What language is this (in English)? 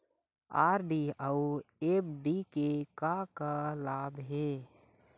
Chhattisgarhi